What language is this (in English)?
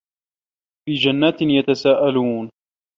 Arabic